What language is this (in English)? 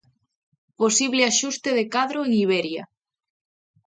Galician